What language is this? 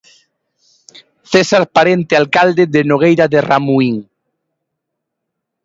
Galician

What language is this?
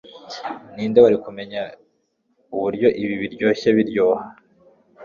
Kinyarwanda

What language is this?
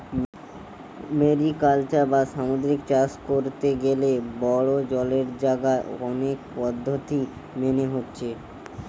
Bangla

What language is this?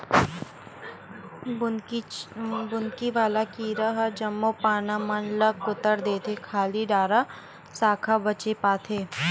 Chhattisgarhi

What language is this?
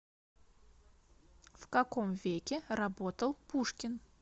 Russian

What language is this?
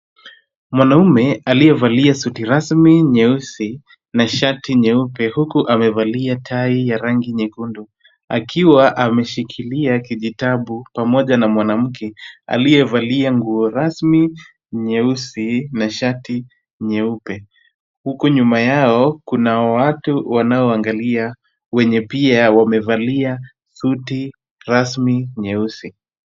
Swahili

